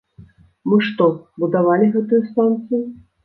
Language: Belarusian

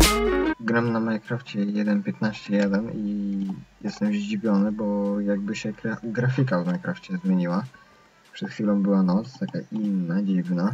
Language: Polish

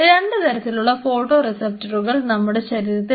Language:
Malayalam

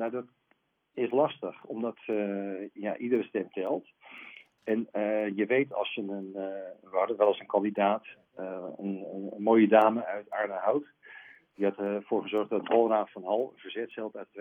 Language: Dutch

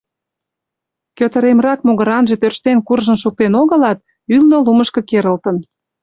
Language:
Mari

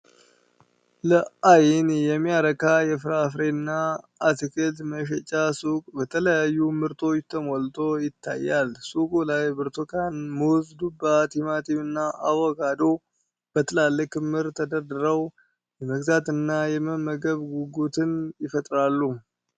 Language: Amharic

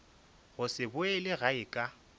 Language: Northern Sotho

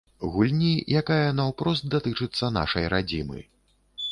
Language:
Belarusian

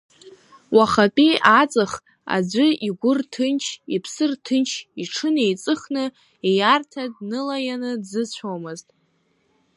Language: Abkhazian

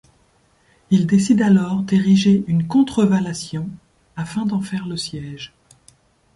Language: French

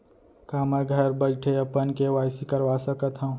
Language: Chhattisgarhi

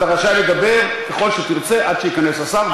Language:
Hebrew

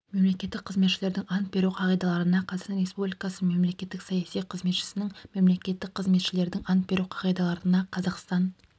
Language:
Kazakh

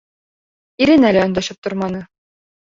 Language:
Bashkir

